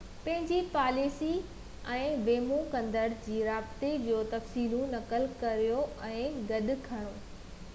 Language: Sindhi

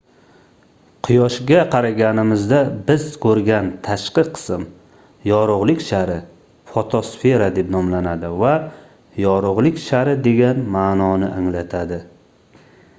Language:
Uzbek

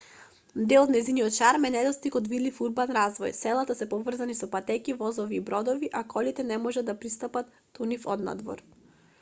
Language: Macedonian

